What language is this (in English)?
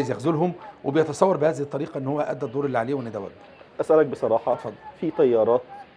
Arabic